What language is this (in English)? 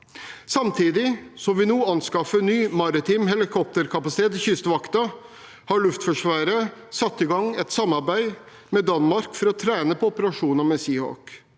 Norwegian